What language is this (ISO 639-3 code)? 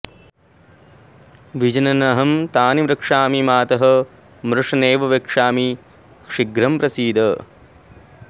san